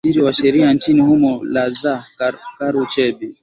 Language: Swahili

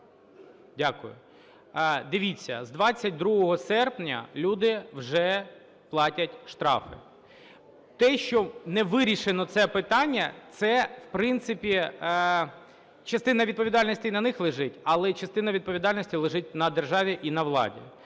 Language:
Ukrainian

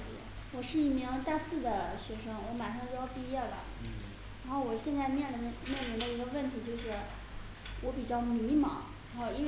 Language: Chinese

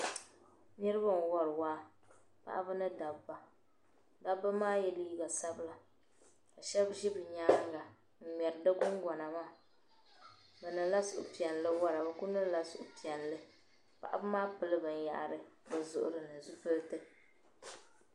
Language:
Dagbani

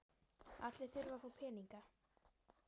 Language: Icelandic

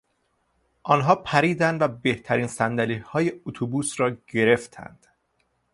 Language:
Persian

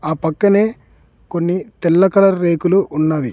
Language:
Telugu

